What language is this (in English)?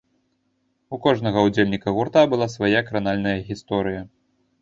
Belarusian